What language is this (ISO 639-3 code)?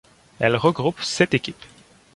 fra